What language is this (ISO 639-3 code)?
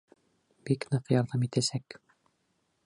bak